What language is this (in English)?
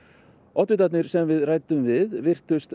Icelandic